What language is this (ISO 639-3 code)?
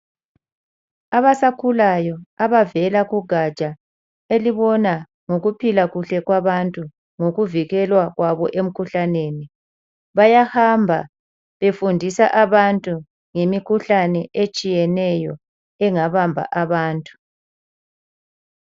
nde